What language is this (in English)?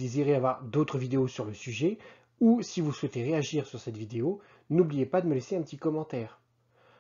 French